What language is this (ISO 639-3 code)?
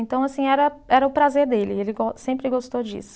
por